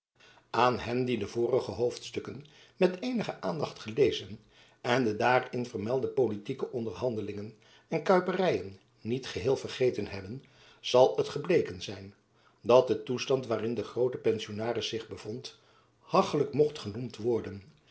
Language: Dutch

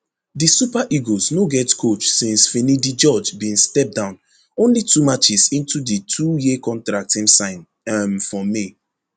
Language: Nigerian Pidgin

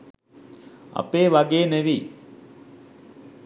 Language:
Sinhala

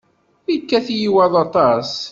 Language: Kabyle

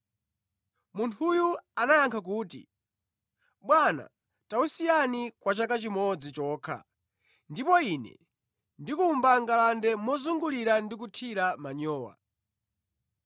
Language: Nyanja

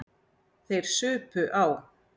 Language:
Icelandic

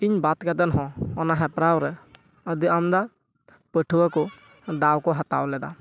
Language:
Santali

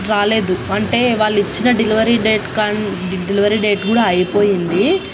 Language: Telugu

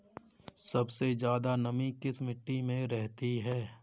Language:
Hindi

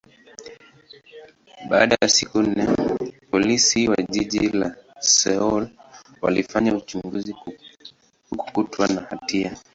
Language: Swahili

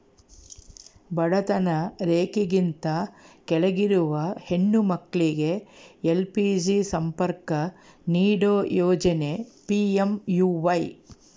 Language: Kannada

